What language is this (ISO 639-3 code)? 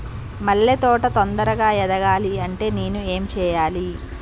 tel